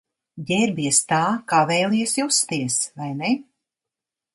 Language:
Latvian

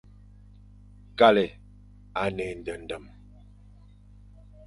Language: Fang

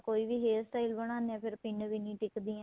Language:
Punjabi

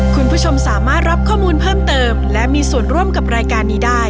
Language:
Thai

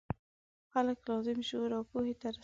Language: Pashto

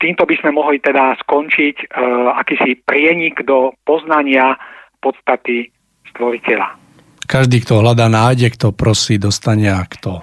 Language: Czech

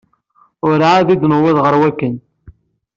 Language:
Kabyle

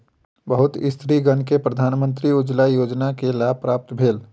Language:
Maithili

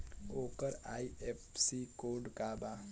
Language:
Bhojpuri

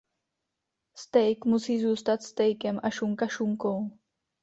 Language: Czech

